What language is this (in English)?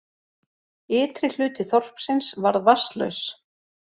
Icelandic